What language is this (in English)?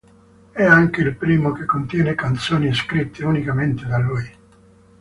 Italian